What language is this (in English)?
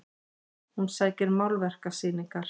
Icelandic